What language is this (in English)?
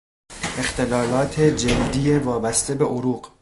Persian